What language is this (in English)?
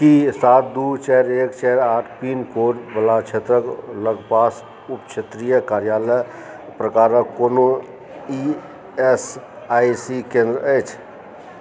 Maithili